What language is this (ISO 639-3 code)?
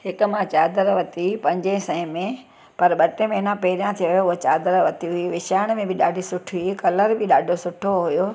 snd